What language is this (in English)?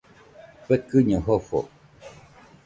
Nüpode Huitoto